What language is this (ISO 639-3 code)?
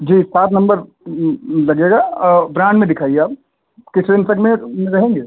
hin